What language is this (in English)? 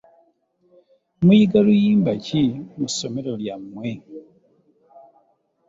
Ganda